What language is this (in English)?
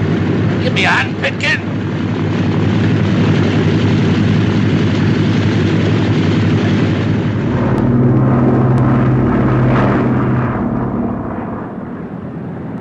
English